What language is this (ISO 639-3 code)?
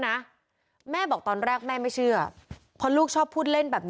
tha